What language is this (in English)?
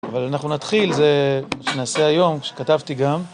Hebrew